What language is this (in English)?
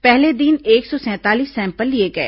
Hindi